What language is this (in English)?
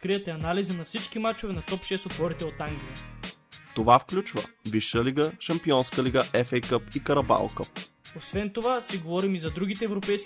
Bulgarian